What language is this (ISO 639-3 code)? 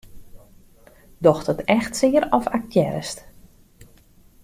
fry